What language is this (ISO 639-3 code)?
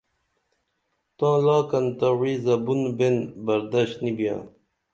dml